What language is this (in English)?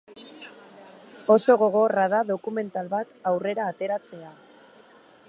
Basque